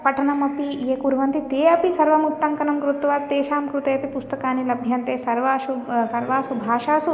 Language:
Sanskrit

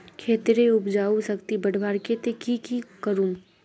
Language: Magahi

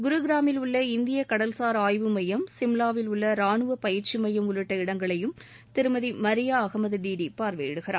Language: Tamil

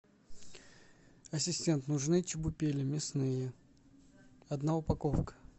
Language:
Russian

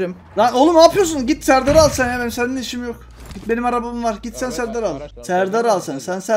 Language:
Turkish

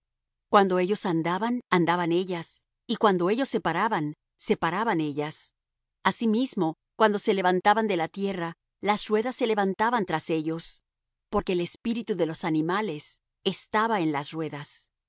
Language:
Spanish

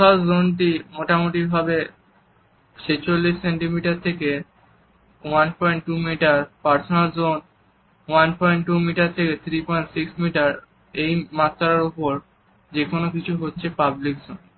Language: Bangla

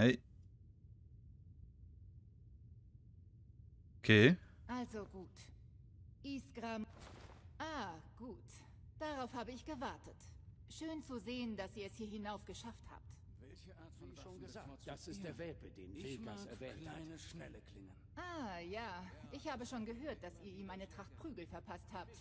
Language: German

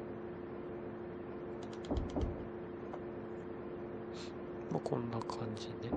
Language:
Japanese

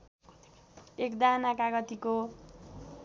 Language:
Nepali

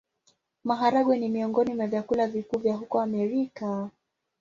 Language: Swahili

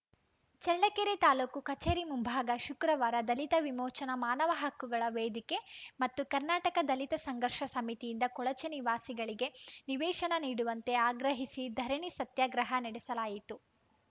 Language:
Kannada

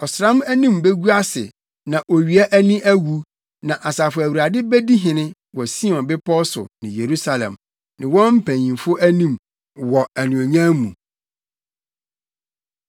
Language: Akan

